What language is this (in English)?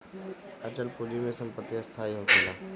Bhojpuri